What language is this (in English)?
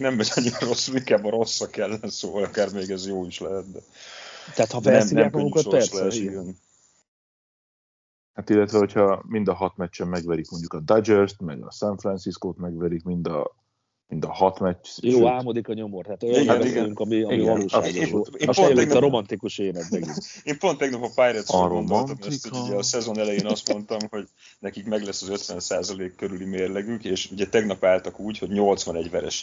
Hungarian